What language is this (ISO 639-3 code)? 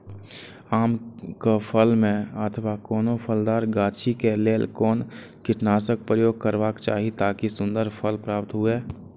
mai